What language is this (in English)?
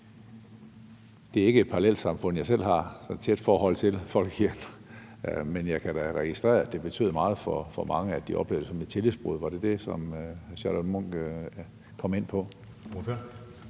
Danish